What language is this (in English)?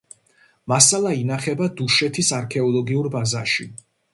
Georgian